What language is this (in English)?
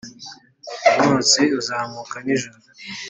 Kinyarwanda